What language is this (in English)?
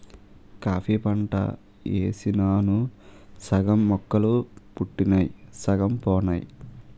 Telugu